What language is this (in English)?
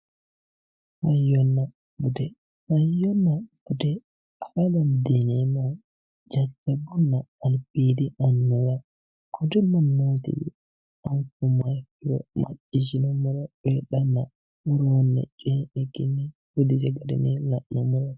Sidamo